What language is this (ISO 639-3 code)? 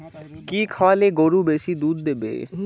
ben